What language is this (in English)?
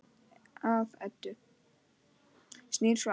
Icelandic